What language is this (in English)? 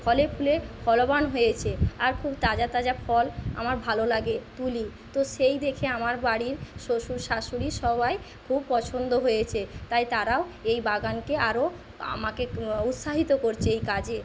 Bangla